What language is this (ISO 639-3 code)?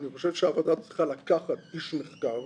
heb